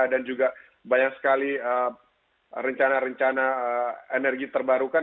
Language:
Indonesian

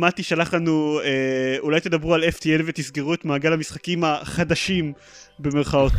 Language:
Hebrew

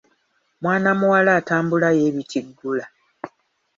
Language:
Ganda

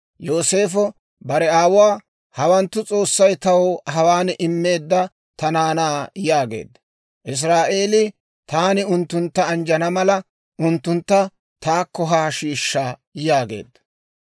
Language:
Dawro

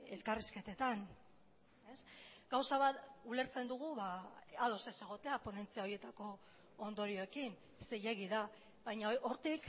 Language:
Basque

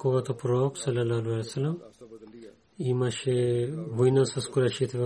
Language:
Bulgarian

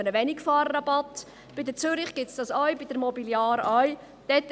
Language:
Swiss German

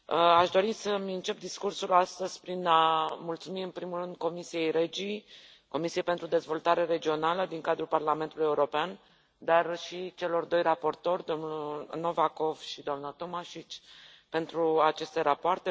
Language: Romanian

